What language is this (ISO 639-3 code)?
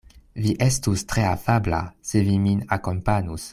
epo